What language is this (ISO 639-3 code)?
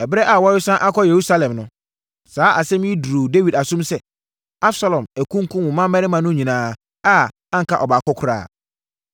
aka